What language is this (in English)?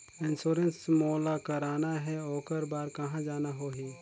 Chhattisgarhi